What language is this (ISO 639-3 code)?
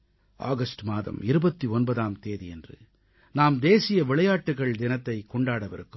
tam